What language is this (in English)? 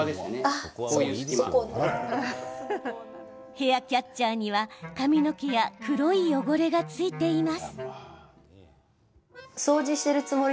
Japanese